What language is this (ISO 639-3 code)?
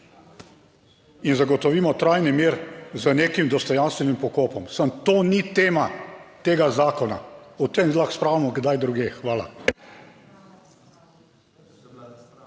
slv